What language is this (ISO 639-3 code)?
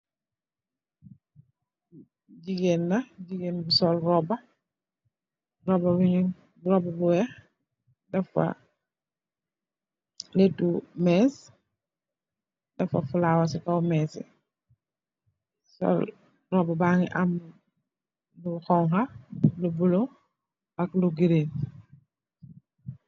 wol